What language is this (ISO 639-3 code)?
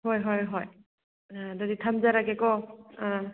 mni